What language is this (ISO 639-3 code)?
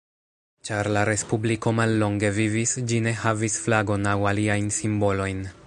epo